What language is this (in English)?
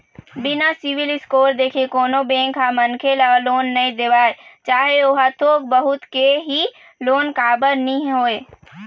Chhattisgarhi